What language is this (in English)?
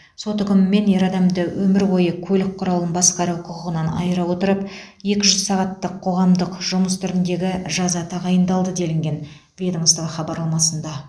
Kazakh